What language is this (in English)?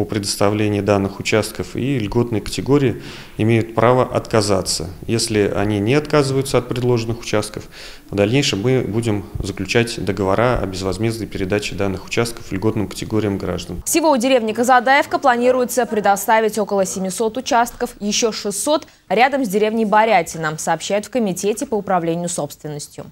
Russian